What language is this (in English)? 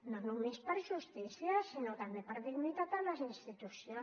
Catalan